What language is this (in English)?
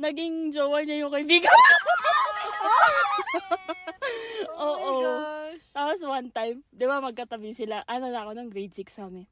Filipino